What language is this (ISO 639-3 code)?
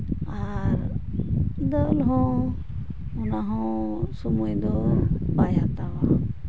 sat